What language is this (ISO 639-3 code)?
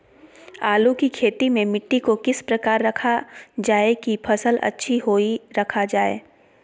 mag